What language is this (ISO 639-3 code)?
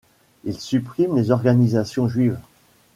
fra